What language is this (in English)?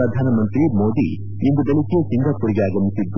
Kannada